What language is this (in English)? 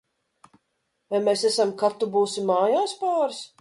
Latvian